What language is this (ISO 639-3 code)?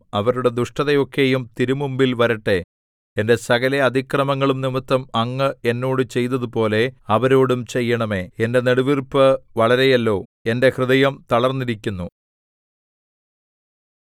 mal